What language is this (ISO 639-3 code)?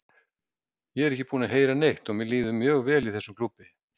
isl